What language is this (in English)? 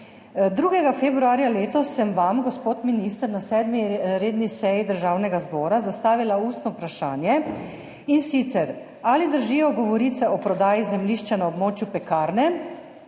Slovenian